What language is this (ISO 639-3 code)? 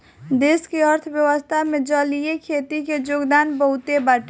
bho